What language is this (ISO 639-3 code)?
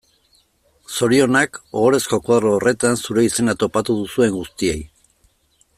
eus